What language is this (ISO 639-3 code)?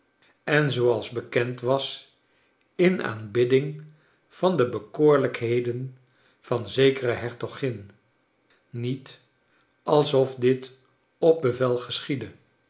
nld